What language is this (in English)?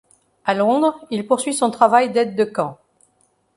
French